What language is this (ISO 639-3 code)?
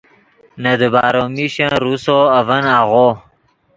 ydg